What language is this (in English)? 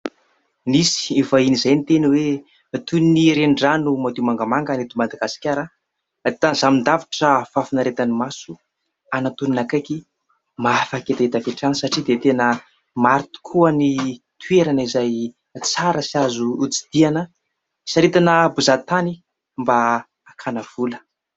Malagasy